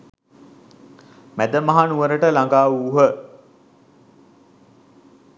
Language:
Sinhala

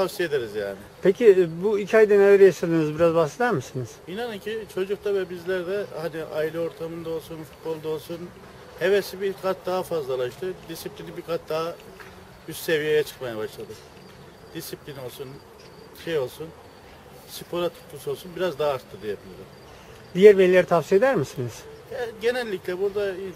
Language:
Turkish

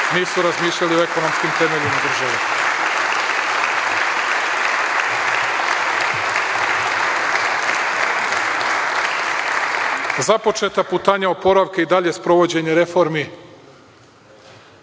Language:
Serbian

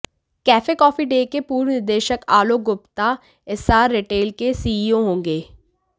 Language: Hindi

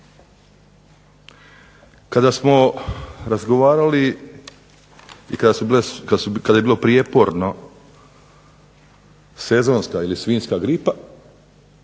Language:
Croatian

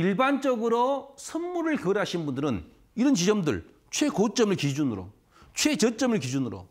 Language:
Korean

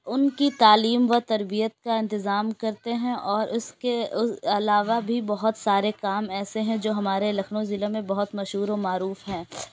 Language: Urdu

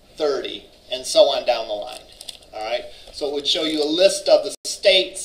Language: English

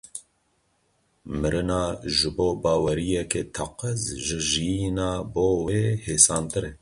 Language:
Kurdish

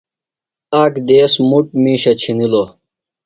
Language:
Phalura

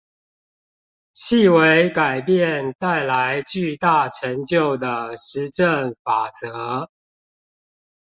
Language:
Chinese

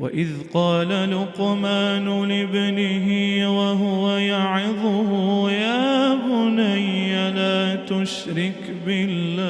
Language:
Arabic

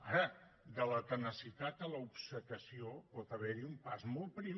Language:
Catalan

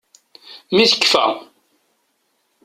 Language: Kabyle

